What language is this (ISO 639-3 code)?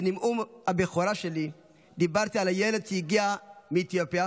heb